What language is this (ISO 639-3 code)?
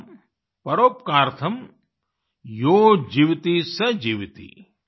hin